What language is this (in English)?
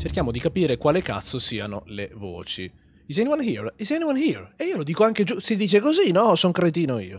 Italian